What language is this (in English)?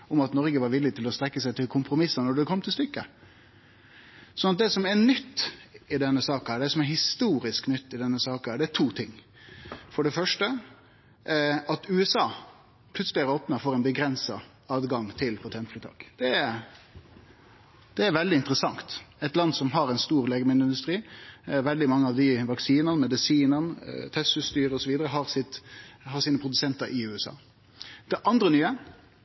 Norwegian Nynorsk